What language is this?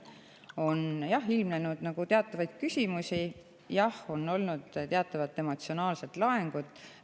Estonian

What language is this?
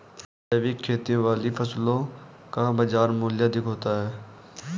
Hindi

